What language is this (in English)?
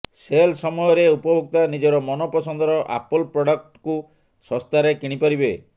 Odia